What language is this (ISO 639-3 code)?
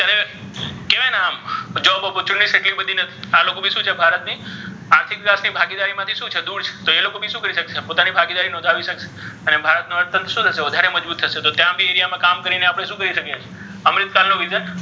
guj